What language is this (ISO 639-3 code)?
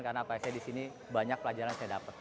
ind